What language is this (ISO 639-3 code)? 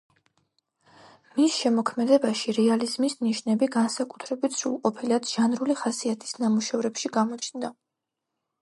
kat